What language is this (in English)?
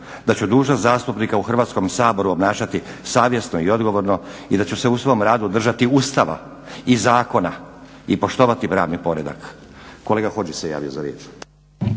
Croatian